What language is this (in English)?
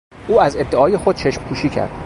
Persian